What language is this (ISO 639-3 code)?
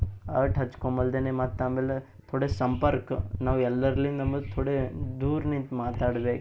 kan